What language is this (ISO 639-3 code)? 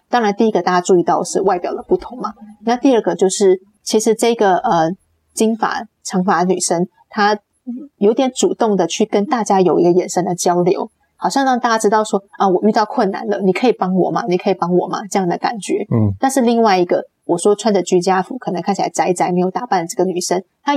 zho